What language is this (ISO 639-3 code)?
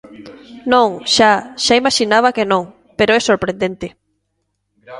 glg